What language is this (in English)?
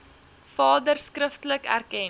Afrikaans